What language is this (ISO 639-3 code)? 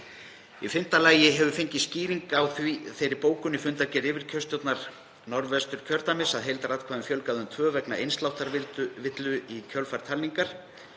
isl